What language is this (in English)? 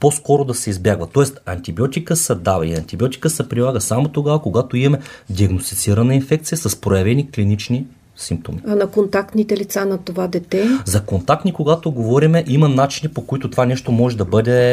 Bulgarian